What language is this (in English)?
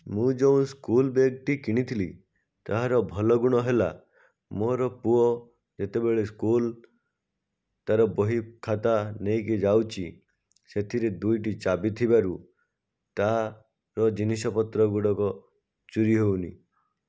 Odia